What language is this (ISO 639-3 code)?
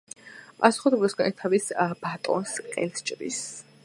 kat